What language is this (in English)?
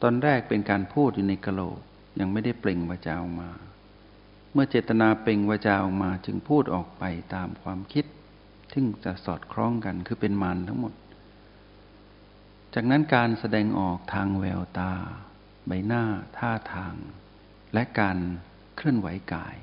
Thai